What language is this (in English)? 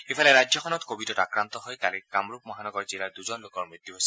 Assamese